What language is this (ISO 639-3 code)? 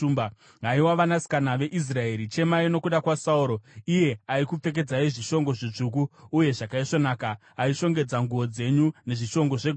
sna